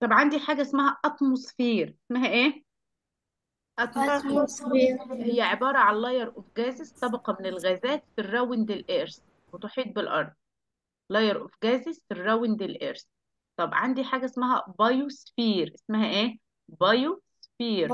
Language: Arabic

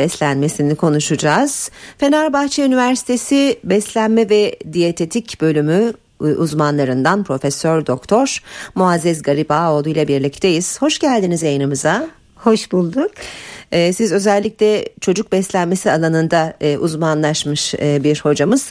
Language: Turkish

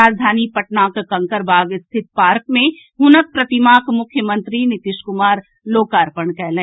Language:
Maithili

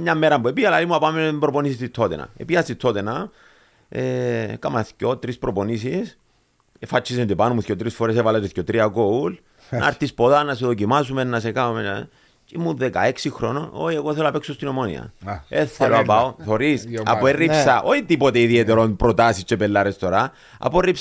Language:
Greek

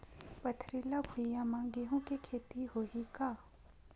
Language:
Chhattisgarhi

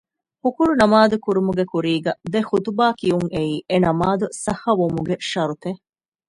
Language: Divehi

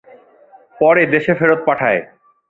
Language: Bangla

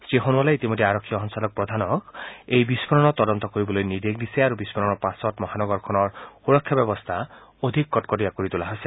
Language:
Assamese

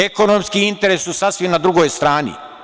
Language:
Serbian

